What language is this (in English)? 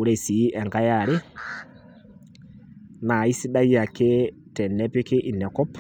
Masai